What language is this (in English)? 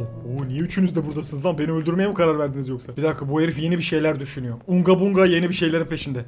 Turkish